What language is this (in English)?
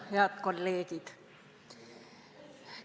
Estonian